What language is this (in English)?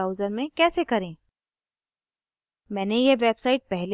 Hindi